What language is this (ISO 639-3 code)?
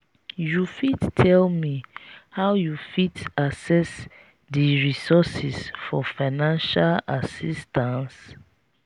pcm